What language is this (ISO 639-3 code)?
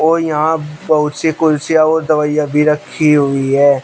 hin